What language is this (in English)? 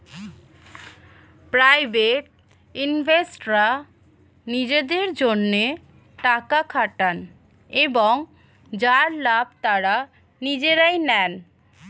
Bangla